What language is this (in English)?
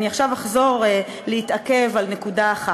Hebrew